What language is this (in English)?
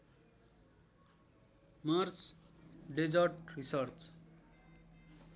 Nepali